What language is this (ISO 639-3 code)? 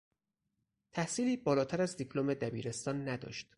fas